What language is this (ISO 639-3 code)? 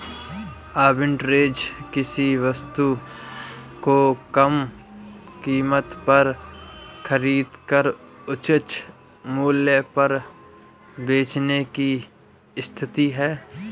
hin